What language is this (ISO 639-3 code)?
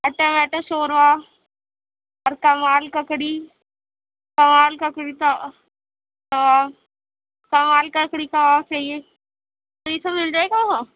urd